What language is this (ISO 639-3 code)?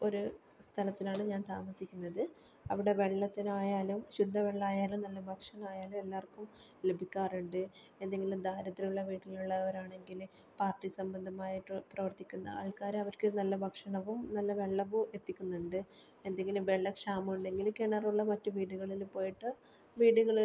mal